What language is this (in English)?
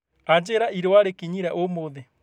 Kikuyu